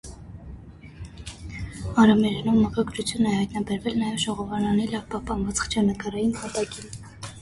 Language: Armenian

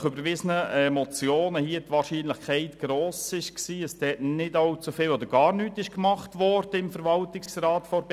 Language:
Swiss German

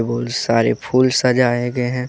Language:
Hindi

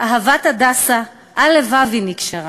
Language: Hebrew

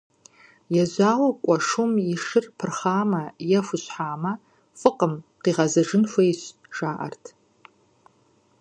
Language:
Kabardian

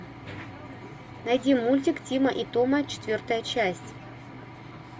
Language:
Russian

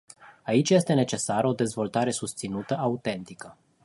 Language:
Romanian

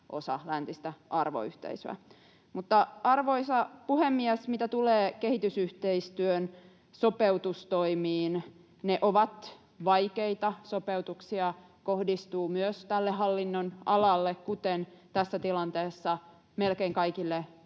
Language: Finnish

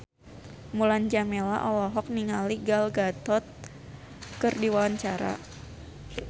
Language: Sundanese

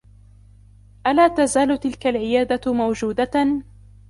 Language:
Arabic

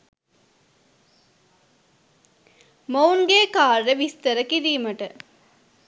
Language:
Sinhala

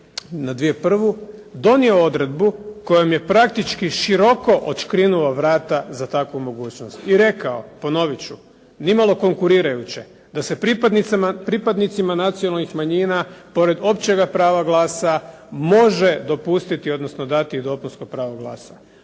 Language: Croatian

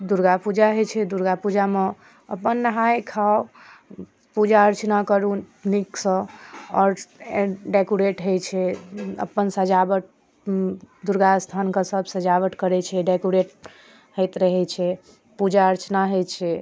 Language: Maithili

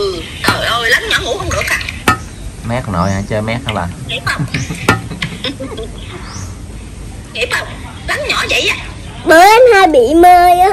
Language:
Vietnamese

